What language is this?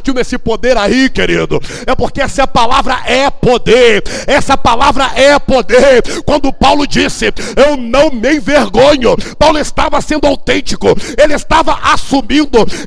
Portuguese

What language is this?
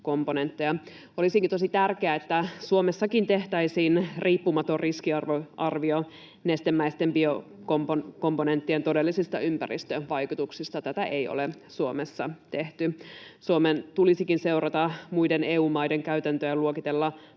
Finnish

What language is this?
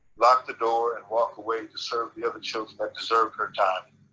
English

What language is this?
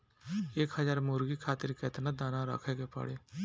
Bhojpuri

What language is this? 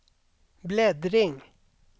Swedish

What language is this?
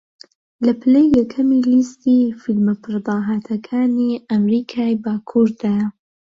Central Kurdish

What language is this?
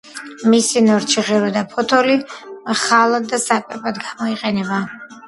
Georgian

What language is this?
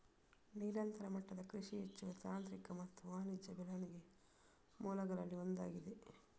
Kannada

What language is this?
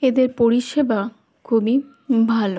Bangla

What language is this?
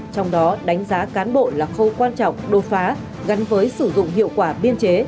Vietnamese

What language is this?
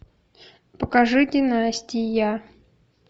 Russian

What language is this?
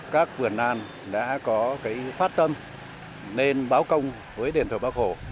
Vietnamese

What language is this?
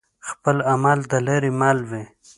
Pashto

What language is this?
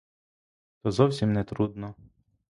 Ukrainian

